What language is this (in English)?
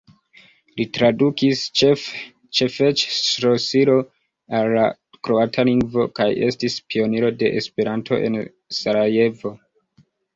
Esperanto